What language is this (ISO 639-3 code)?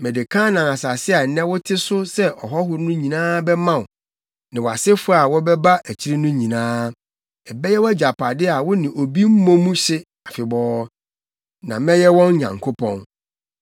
aka